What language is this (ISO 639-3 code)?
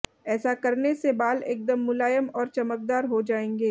hin